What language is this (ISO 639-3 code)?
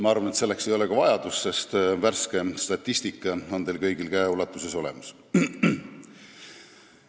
est